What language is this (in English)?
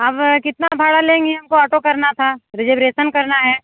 Hindi